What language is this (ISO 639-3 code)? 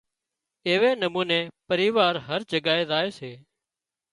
kxp